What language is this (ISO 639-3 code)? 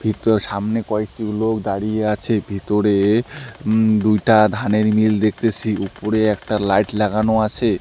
ben